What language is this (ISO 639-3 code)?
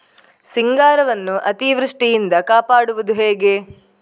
kan